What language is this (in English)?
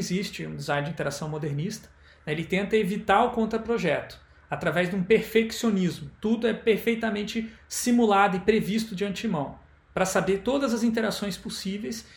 Portuguese